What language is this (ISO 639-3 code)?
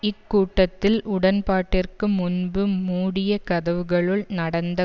tam